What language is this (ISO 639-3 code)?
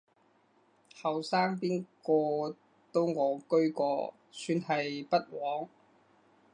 yue